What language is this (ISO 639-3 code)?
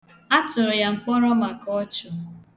ibo